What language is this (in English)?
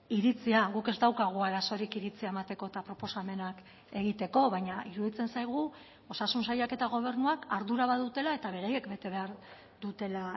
Basque